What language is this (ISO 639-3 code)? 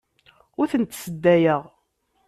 kab